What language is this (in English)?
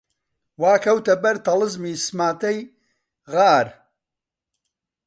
Central Kurdish